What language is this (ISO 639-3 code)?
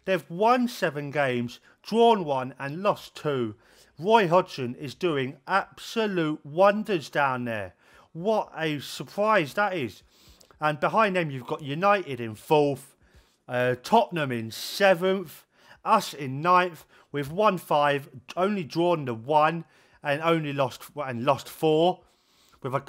eng